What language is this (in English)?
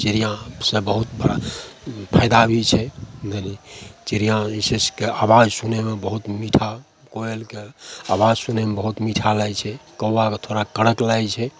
Maithili